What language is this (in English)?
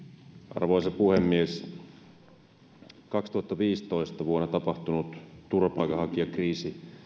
Finnish